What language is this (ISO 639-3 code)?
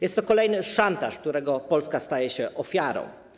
pol